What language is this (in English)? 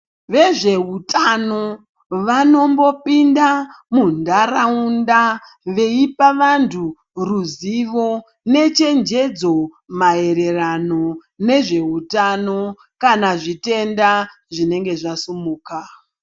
Ndau